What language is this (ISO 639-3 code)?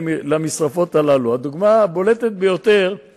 heb